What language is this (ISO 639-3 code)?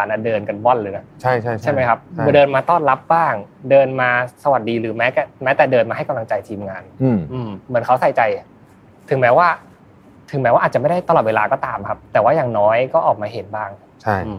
tha